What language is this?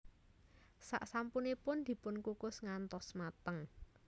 Javanese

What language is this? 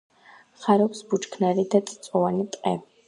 Georgian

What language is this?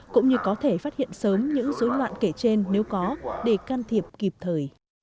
Vietnamese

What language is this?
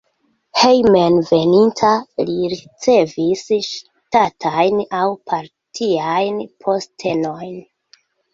Esperanto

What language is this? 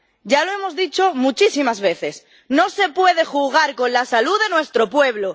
Spanish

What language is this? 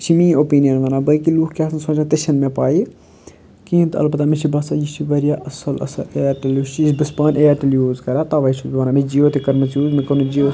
Kashmiri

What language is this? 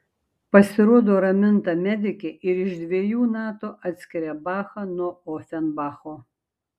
Lithuanian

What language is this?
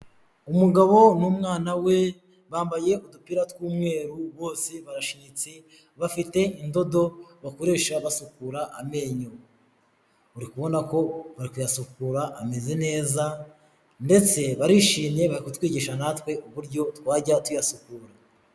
Kinyarwanda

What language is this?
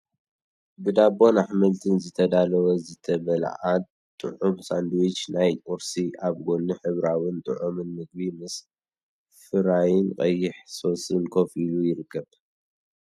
Tigrinya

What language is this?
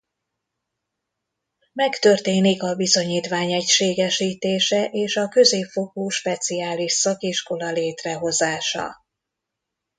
Hungarian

